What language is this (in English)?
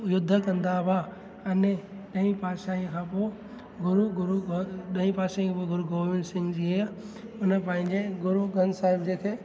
Sindhi